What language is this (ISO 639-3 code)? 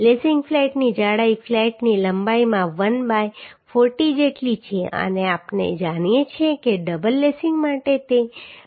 guj